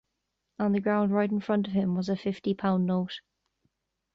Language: English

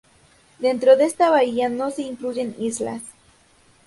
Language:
Spanish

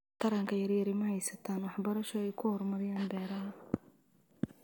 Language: Somali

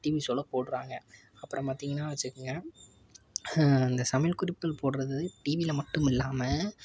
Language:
Tamil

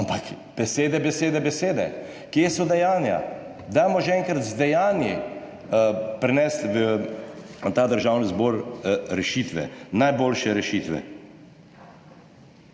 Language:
Slovenian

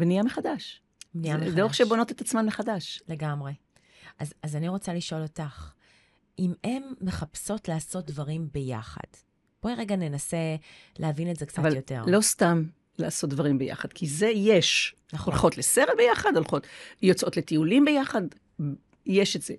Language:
Hebrew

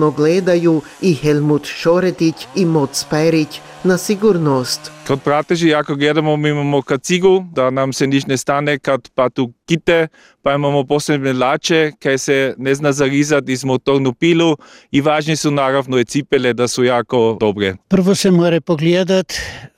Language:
Croatian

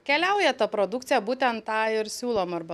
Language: Lithuanian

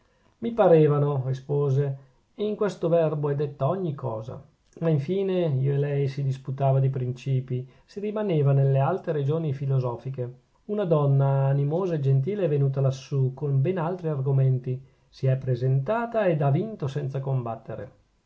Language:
Italian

